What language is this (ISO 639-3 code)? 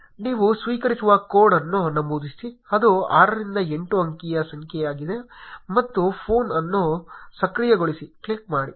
kan